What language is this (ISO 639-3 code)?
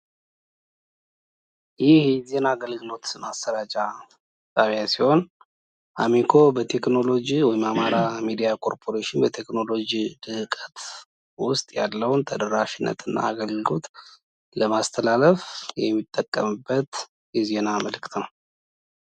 amh